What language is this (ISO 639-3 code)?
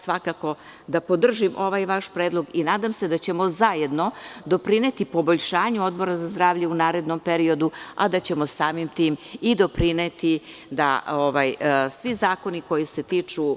srp